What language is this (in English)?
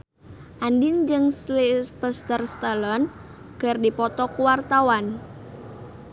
Sundanese